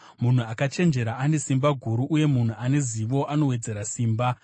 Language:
Shona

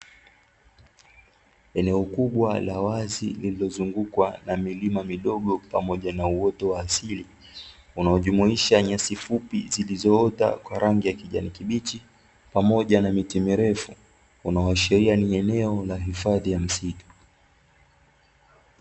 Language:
Swahili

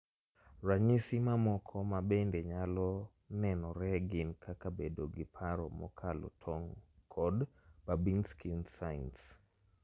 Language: Luo (Kenya and Tanzania)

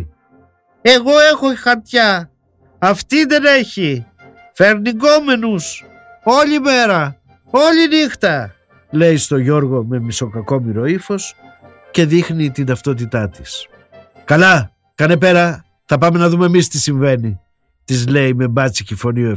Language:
Greek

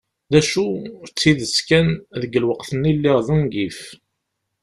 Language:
Kabyle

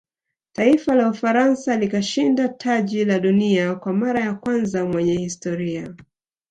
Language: Swahili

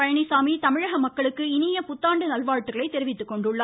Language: Tamil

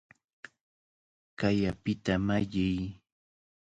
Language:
Cajatambo North Lima Quechua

